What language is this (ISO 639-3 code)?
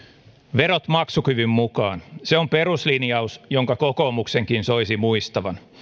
fin